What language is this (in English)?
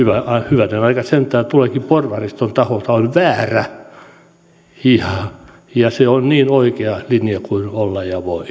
Finnish